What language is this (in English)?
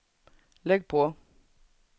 Swedish